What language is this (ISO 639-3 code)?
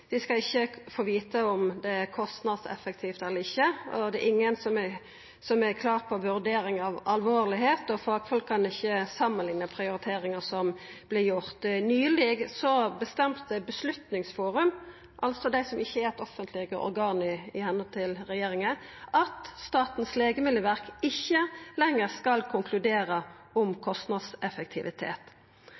nno